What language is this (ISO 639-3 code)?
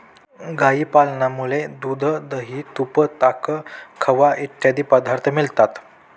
mar